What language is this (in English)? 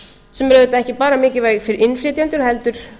Icelandic